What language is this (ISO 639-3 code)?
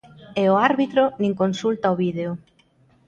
glg